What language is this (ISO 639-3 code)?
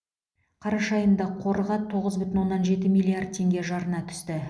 kaz